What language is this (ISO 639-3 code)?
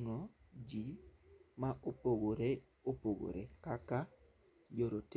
luo